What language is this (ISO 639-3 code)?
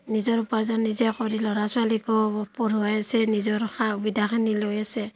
asm